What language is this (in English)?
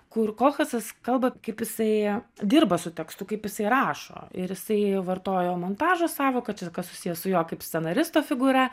Lithuanian